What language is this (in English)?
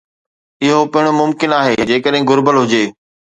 Sindhi